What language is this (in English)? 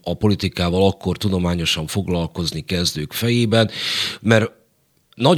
Hungarian